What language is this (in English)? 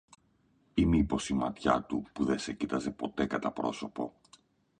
Greek